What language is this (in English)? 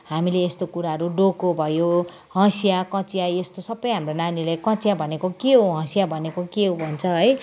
Nepali